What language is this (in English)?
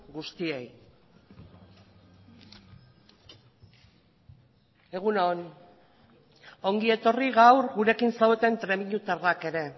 Basque